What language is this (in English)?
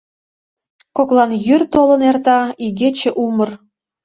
Mari